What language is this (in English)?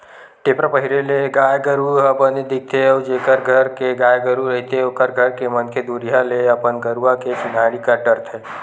Chhattisgarhi